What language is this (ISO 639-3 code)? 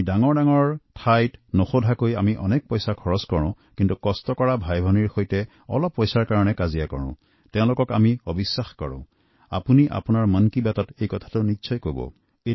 asm